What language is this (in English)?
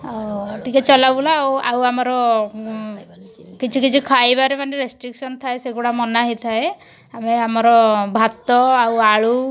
Odia